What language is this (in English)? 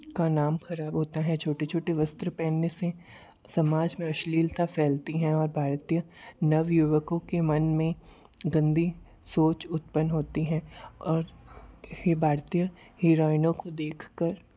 Hindi